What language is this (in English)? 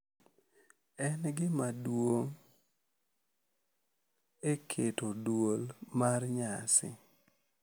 Luo (Kenya and Tanzania)